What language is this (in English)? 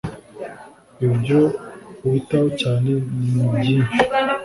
Kinyarwanda